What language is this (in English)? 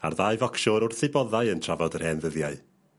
Welsh